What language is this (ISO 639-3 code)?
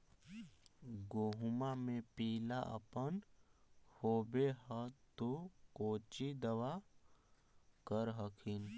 mag